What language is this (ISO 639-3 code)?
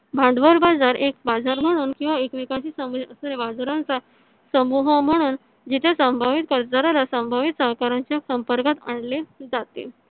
mar